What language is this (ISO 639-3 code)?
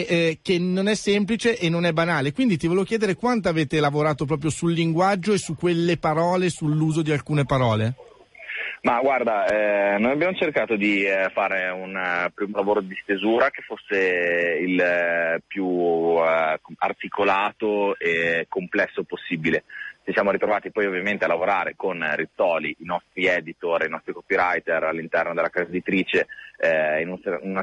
ita